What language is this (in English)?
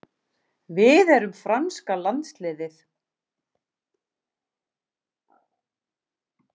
Icelandic